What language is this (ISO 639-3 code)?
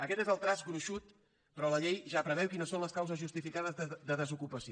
cat